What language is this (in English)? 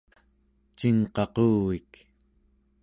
Central Yupik